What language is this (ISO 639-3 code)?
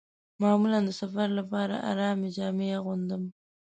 pus